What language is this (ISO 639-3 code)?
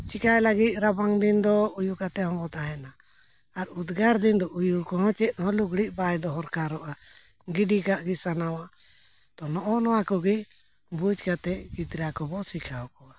sat